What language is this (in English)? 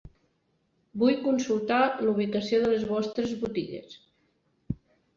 Catalan